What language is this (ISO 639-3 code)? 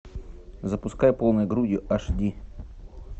rus